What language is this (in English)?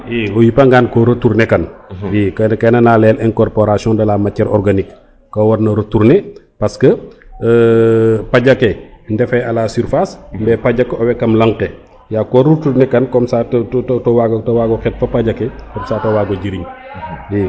Serer